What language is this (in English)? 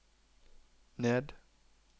Norwegian